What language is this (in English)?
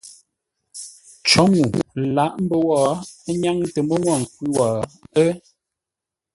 Ngombale